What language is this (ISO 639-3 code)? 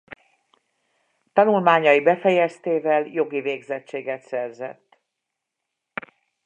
hun